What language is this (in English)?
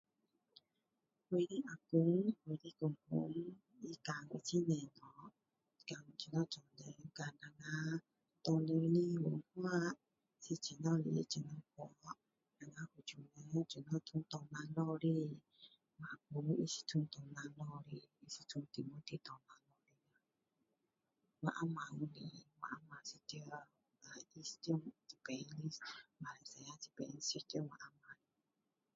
Min Dong Chinese